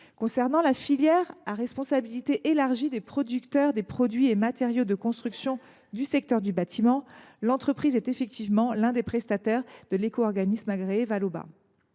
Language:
French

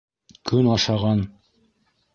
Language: Bashkir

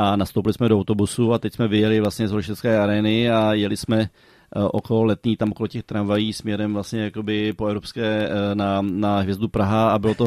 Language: Czech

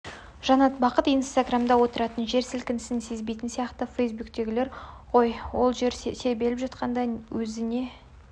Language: Kazakh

